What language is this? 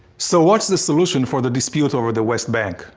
English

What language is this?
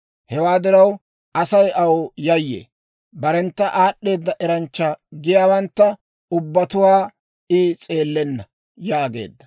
Dawro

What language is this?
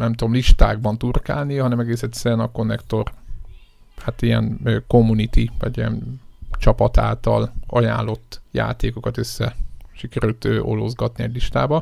Hungarian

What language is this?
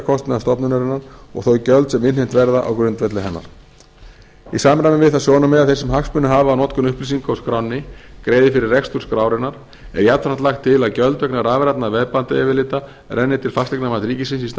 Icelandic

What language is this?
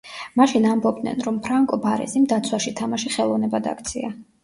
Georgian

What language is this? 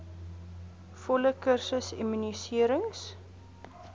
Afrikaans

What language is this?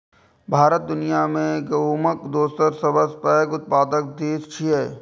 Maithili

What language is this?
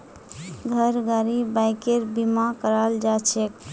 Magahi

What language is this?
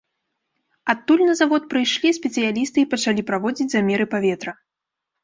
Belarusian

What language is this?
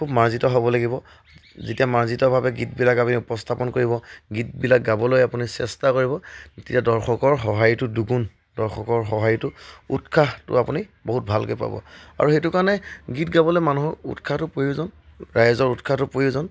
Assamese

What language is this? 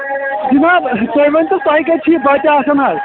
Kashmiri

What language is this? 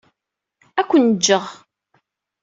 Kabyle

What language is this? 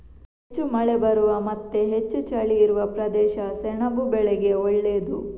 Kannada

